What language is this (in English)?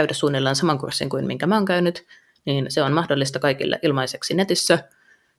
Finnish